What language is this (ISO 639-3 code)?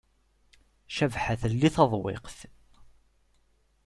kab